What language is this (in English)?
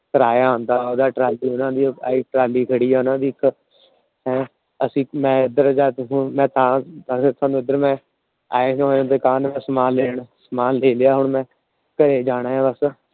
Punjabi